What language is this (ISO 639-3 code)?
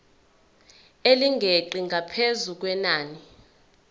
zul